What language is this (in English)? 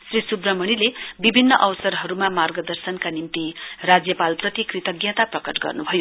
Nepali